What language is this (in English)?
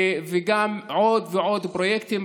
Hebrew